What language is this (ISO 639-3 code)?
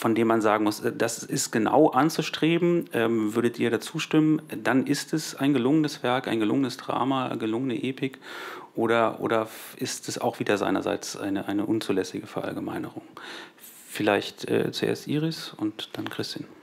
deu